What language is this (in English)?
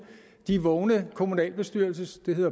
Danish